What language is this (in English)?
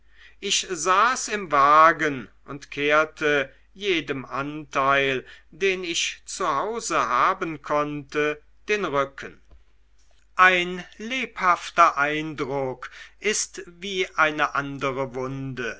German